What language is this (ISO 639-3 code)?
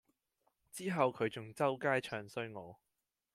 yue